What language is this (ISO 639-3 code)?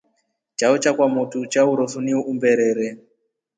rof